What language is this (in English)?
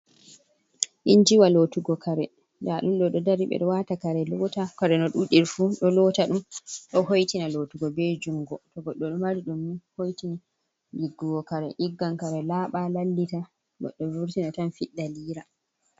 Fula